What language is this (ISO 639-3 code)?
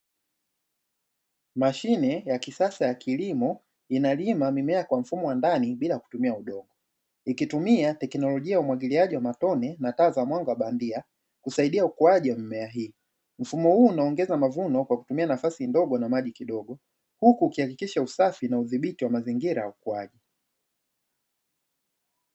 swa